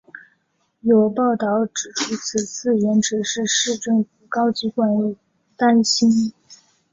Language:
Chinese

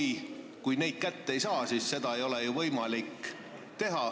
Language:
Estonian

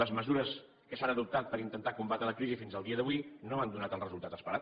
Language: Catalan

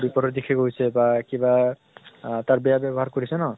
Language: Assamese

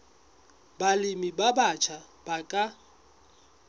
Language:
Southern Sotho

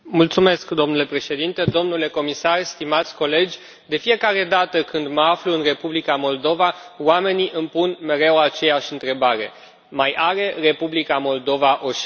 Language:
Romanian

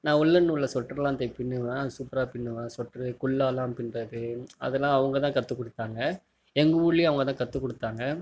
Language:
Tamil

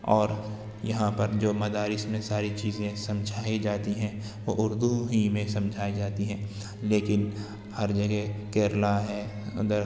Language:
Urdu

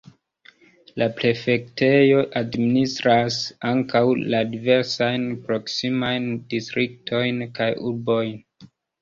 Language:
Esperanto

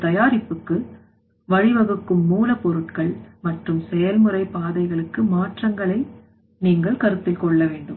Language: Tamil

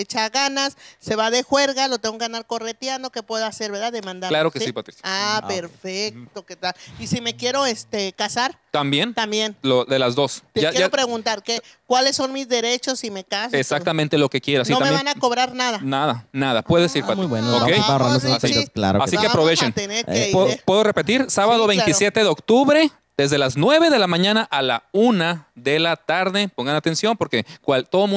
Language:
Spanish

